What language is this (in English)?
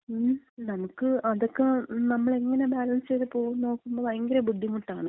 Malayalam